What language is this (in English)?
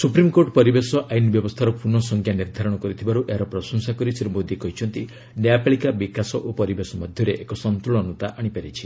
Odia